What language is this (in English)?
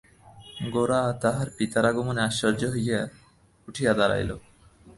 Bangla